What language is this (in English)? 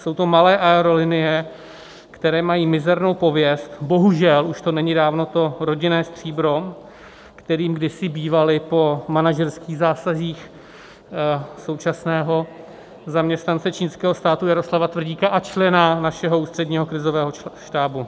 Czech